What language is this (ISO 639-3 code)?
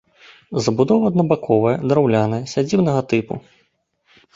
bel